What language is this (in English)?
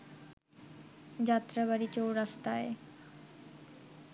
Bangla